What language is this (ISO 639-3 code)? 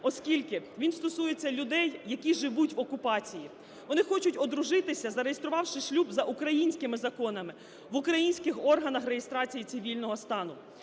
ukr